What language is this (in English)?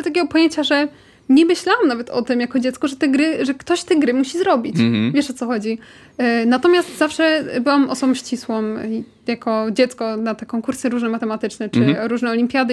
Polish